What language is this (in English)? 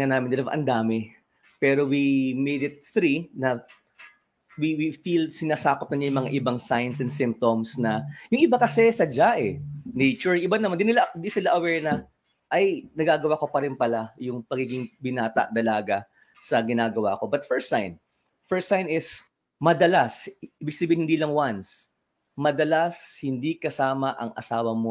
Filipino